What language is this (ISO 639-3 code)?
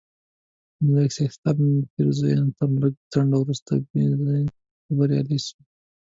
pus